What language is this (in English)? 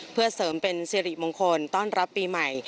Thai